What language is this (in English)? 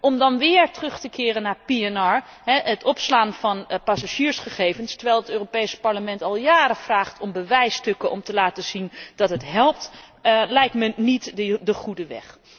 Dutch